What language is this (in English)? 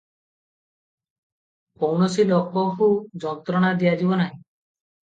Odia